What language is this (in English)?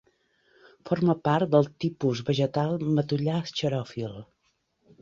Catalan